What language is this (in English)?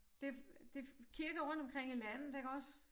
Danish